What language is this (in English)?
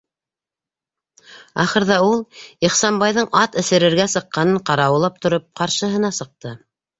Bashkir